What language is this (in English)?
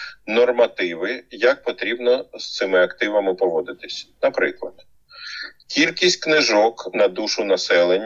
Ukrainian